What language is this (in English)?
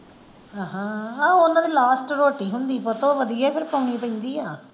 Punjabi